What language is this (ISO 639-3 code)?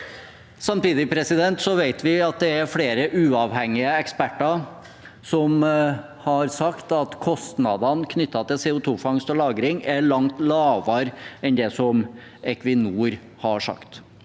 nor